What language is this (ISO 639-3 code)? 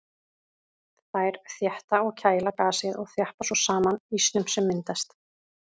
isl